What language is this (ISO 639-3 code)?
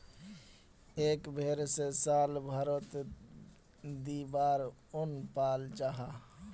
mag